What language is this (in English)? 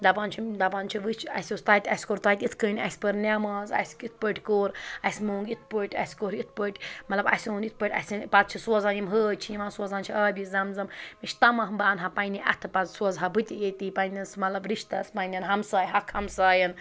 Kashmiri